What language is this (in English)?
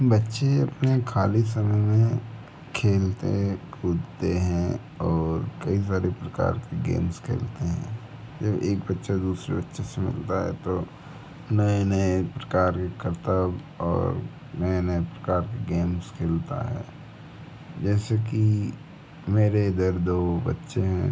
Hindi